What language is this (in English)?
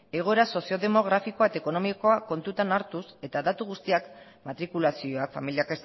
Basque